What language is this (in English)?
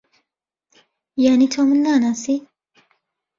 Central Kurdish